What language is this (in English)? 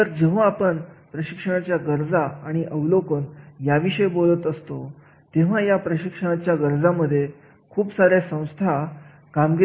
Marathi